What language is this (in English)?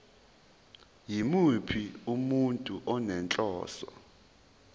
Zulu